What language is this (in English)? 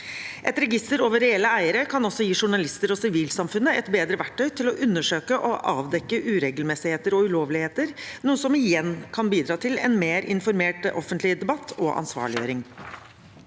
Norwegian